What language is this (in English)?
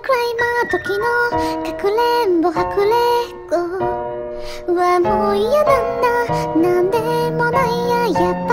Japanese